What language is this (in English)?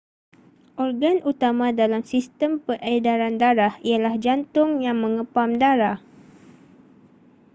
Malay